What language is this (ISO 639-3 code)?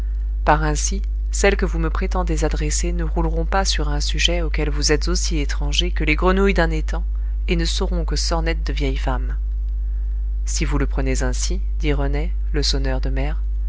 fra